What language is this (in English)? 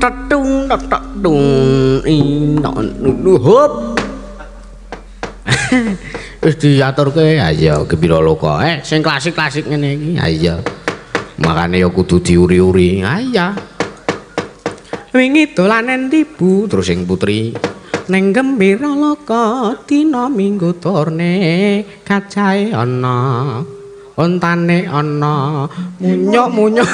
Indonesian